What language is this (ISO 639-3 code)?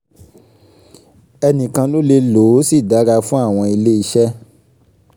yor